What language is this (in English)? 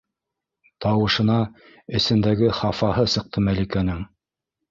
Bashkir